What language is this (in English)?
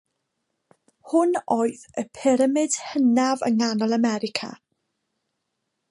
Welsh